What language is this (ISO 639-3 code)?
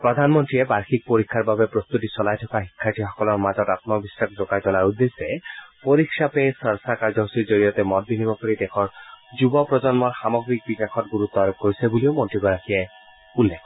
asm